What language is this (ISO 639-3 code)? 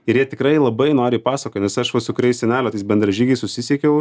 lit